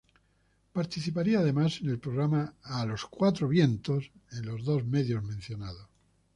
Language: Spanish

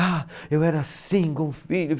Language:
Portuguese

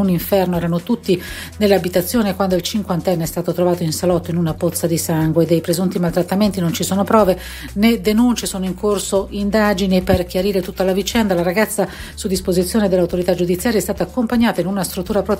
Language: Italian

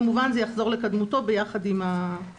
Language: Hebrew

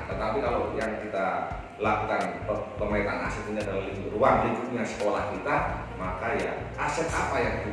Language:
Indonesian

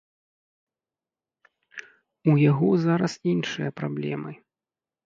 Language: Belarusian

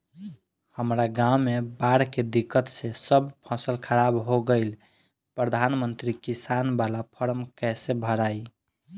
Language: Bhojpuri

